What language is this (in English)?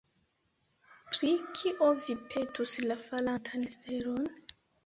Esperanto